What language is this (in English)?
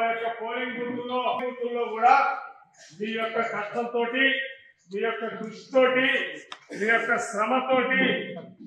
Telugu